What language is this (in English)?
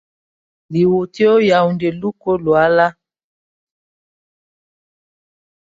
Mokpwe